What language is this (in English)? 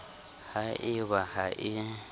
Southern Sotho